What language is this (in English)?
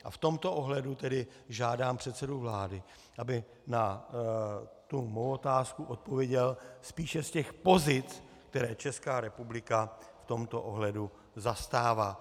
Czech